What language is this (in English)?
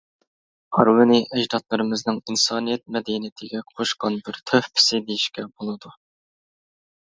Uyghur